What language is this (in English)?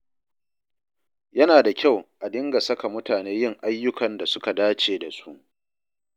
Hausa